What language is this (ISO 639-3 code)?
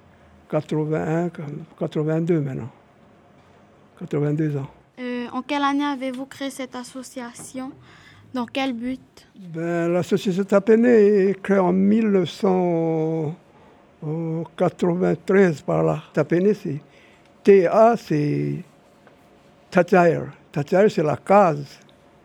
fra